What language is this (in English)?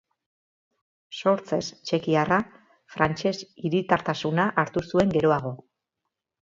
Basque